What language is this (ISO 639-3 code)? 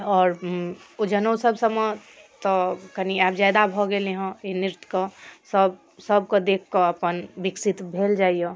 mai